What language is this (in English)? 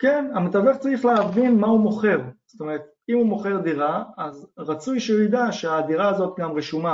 Hebrew